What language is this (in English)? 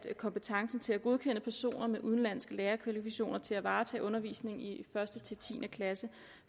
Danish